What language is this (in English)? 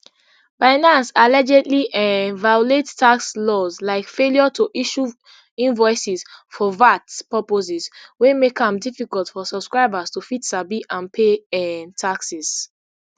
Nigerian Pidgin